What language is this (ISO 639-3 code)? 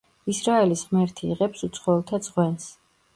kat